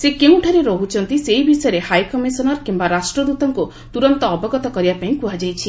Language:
Odia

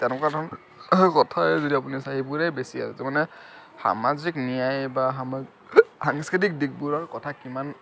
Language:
Assamese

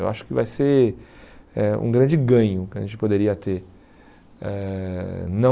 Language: Portuguese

